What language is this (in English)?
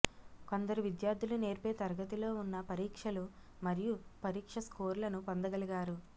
Telugu